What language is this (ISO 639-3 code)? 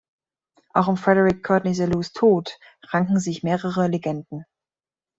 deu